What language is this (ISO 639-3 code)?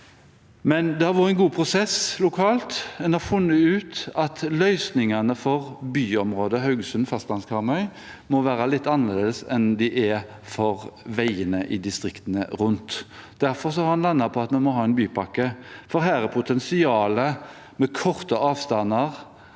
nor